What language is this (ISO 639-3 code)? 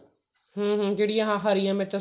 pan